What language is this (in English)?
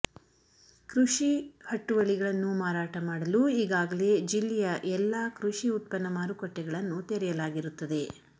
Kannada